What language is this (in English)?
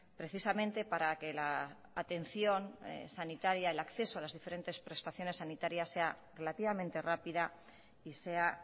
Spanish